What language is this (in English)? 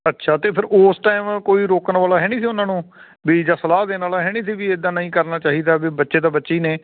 Punjabi